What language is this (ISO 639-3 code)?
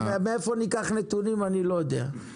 heb